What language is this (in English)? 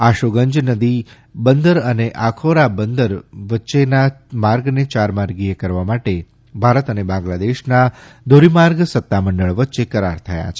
Gujarati